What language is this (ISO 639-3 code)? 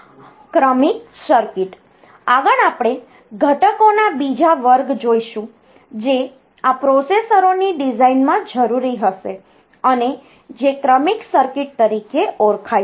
guj